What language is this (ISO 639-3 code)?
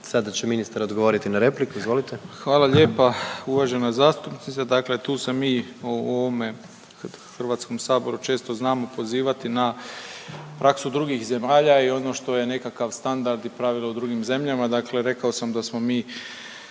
hrv